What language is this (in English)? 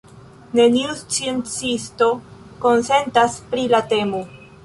Esperanto